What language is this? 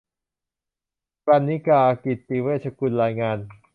Thai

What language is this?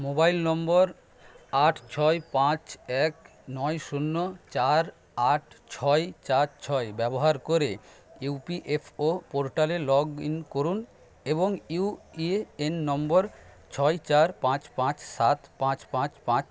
Bangla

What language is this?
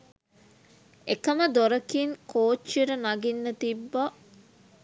Sinhala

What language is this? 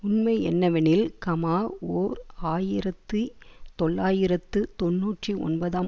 Tamil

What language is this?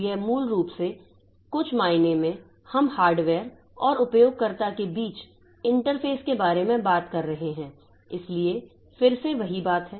Hindi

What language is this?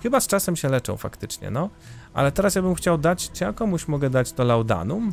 Polish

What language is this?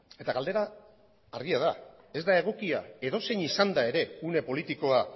Basque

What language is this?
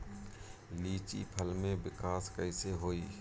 Bhojpuri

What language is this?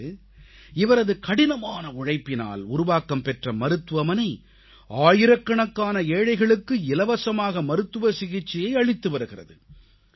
Tamil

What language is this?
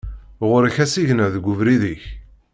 Kabyle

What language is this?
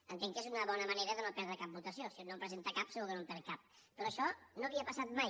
Catalan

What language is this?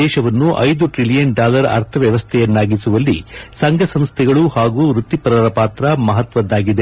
Kannada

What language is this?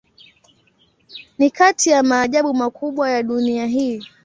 Swahili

